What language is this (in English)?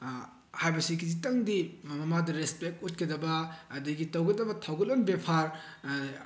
Manipuri